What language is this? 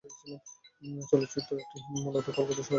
Bangla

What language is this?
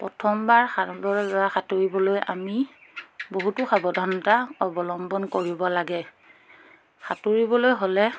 Assamese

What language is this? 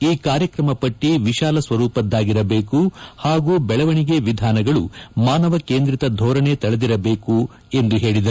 Kannada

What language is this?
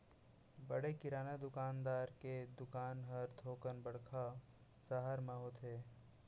Chhattisgarhi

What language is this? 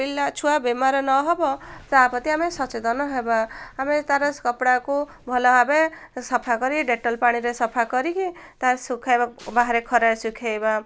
Odia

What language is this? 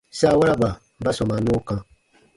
Baatonum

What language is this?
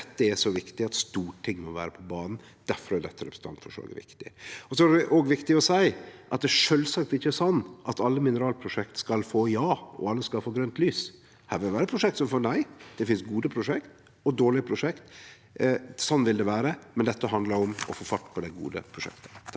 Norwegian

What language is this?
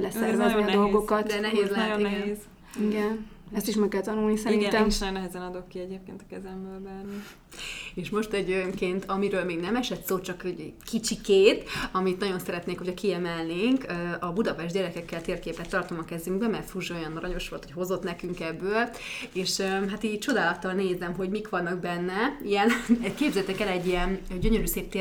Hungarian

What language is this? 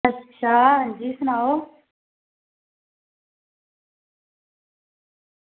Dogri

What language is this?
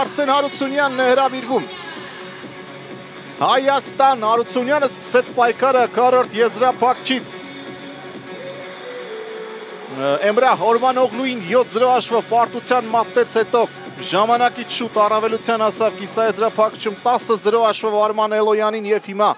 Romanian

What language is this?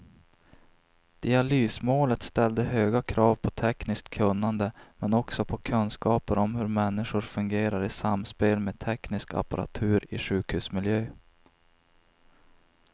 Swedish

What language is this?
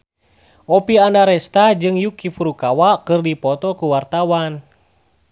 Sundanese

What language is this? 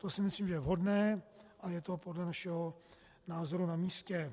Czech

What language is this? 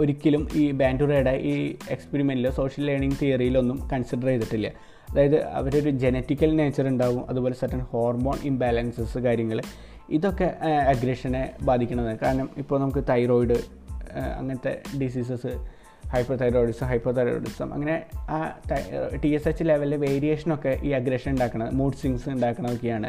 Malayalam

